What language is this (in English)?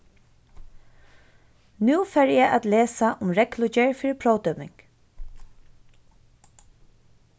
Faroese